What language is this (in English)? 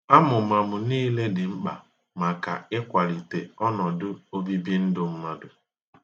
Igbo